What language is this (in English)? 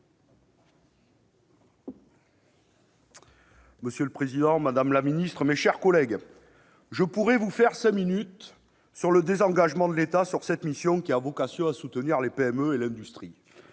French